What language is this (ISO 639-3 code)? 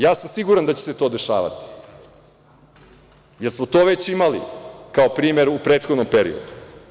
srp